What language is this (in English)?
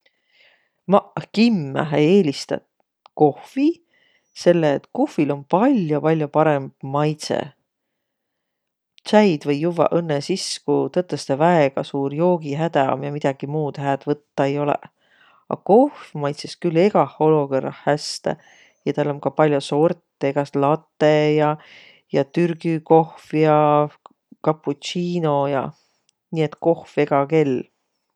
Võro